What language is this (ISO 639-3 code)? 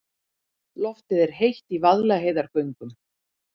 isl